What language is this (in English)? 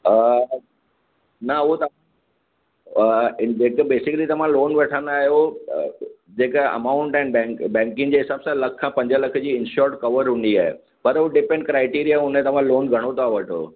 Sindhi